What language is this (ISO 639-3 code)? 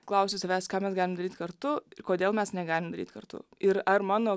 lit